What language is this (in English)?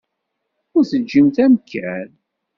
Kabyle